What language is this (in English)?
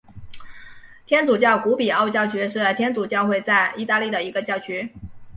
Chinese